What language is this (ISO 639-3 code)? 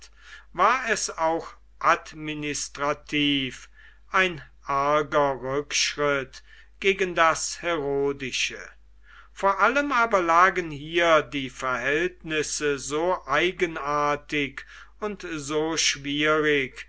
deu